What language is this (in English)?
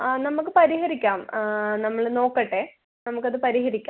Malayalam